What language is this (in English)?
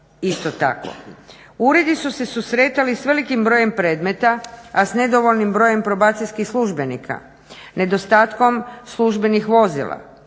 Croatian